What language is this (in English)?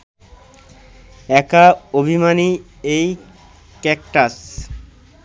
Bangla